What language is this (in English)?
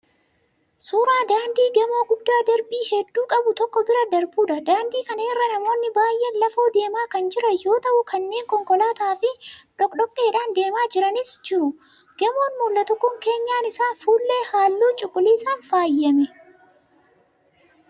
Oromo